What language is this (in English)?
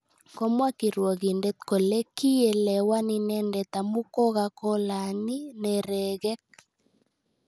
Kalenjin